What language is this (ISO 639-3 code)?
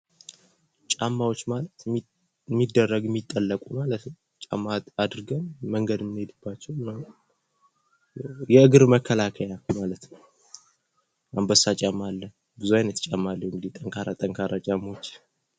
amh